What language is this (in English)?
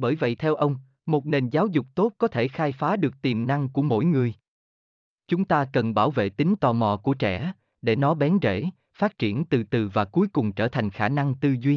Vietnamese